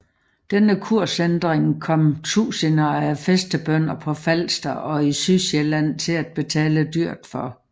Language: Danish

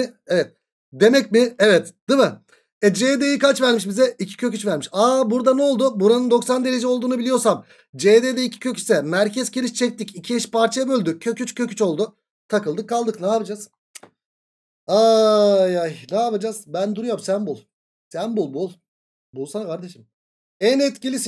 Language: Turkish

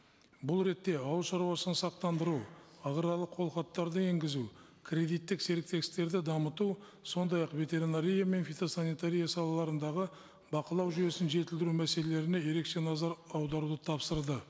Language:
Kazakh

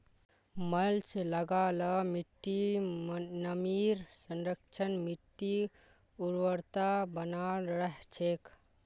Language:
Magahi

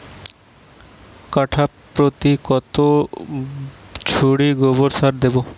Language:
Bangla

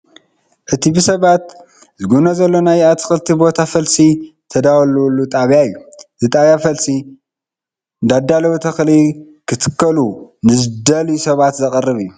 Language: Tigrinya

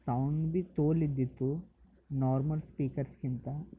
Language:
Kannada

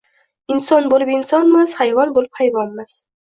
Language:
Uzbek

